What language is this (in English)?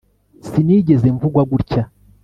Kinyarwanda